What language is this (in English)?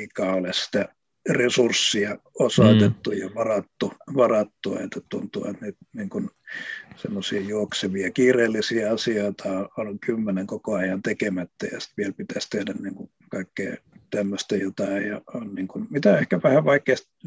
Finnish